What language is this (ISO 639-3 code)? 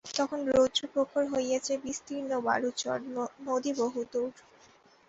ben